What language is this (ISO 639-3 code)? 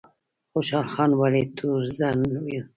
pus